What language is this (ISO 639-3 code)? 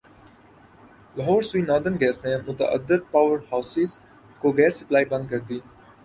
urd